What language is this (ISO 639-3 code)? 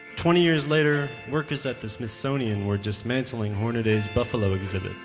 eng